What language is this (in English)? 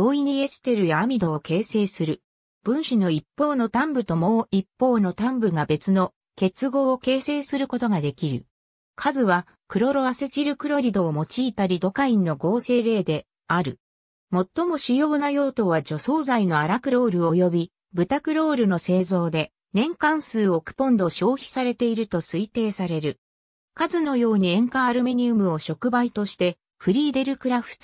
Japanese